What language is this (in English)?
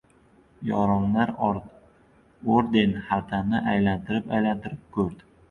Uzbek